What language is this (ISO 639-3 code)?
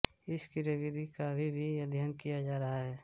hin